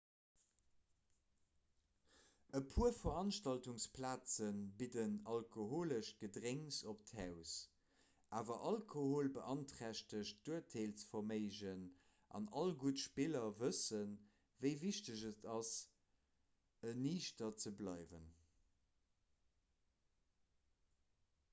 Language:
Luxembourgish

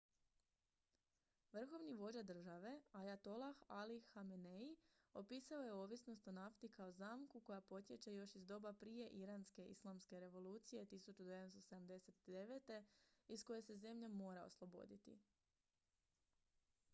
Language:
Croatian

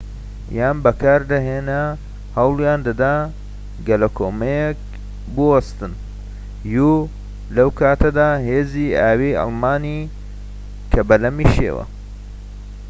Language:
Central Kurdish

